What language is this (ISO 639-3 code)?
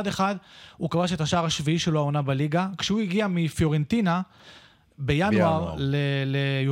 heb